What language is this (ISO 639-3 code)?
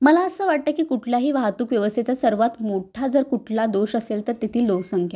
mar